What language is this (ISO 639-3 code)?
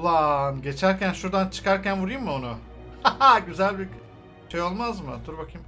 tur